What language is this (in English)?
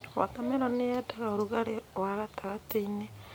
Kikuyu